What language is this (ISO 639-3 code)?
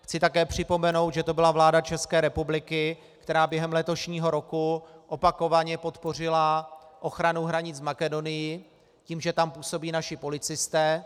ces